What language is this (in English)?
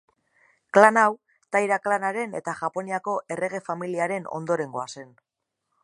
Basque